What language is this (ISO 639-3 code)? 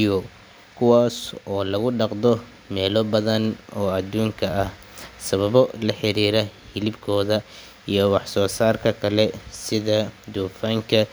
som